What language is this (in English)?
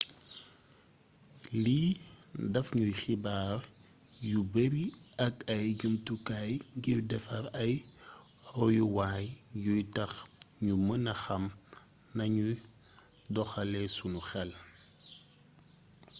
Wolof